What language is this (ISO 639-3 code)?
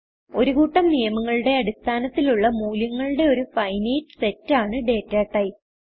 mal